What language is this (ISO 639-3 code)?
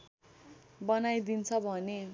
nep